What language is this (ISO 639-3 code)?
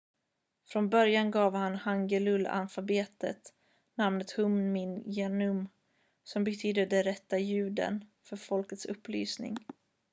swe